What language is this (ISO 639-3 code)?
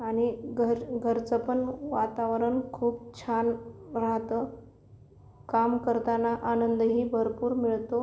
mar